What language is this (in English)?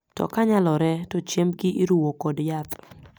Luo (Kenya and Tanzania)